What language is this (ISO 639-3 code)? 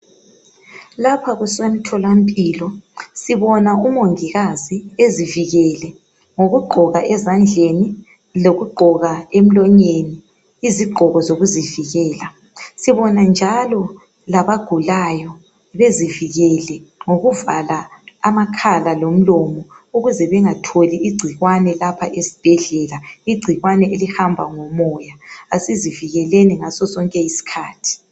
nde